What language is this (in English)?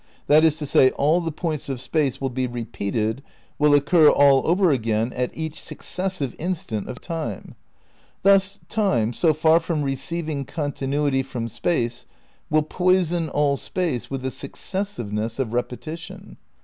English